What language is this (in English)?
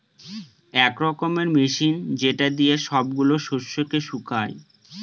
Bangla